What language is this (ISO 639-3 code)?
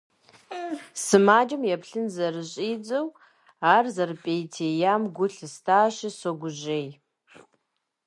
kbd